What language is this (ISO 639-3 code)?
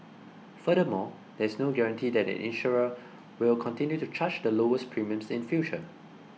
eng